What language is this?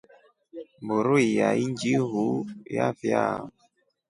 Rombo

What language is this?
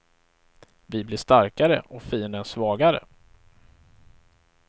Swedish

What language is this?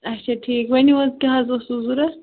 Kashmiri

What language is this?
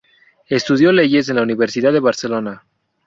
Spanish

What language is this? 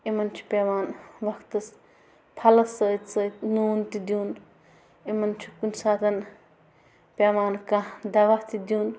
Kashmiri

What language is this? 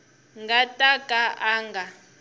Tsonga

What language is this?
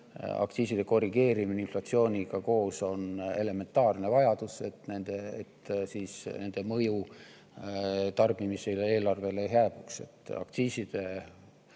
Estonian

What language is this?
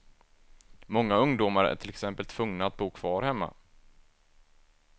Swedish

